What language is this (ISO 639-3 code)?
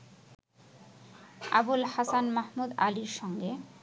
ben